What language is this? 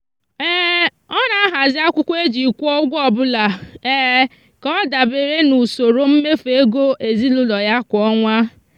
Igbo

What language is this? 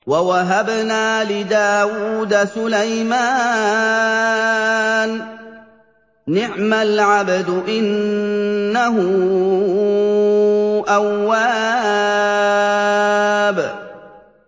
Arabic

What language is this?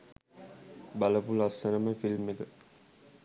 Sinhala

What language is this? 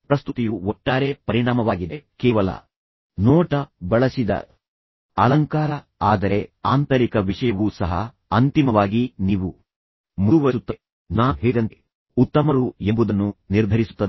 Kannada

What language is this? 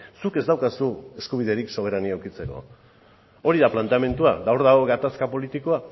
Basque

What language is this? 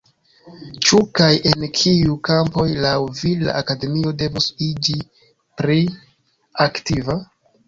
Esperanto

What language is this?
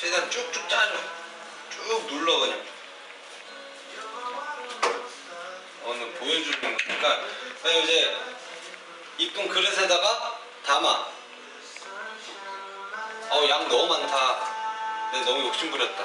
Korean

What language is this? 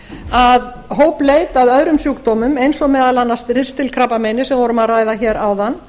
Icelandic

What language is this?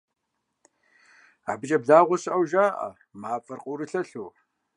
Kabardian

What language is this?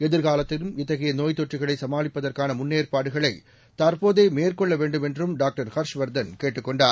Tamil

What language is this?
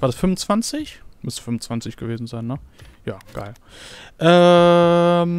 German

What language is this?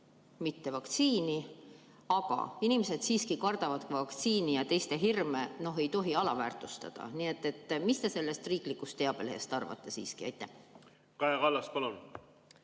Estonian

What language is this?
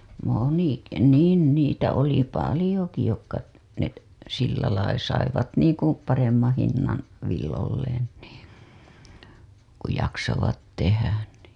Finnish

